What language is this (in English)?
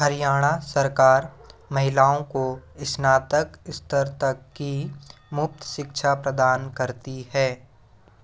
Hindi